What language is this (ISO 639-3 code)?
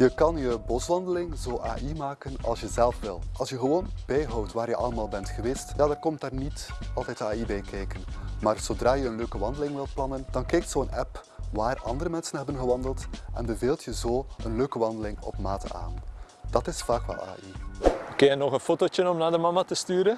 nld